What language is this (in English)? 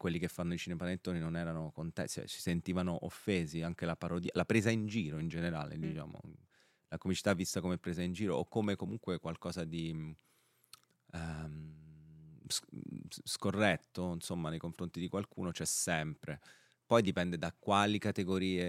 Italian